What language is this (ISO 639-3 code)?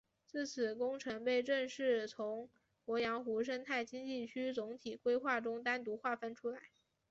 zho